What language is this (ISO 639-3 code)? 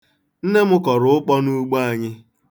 ibo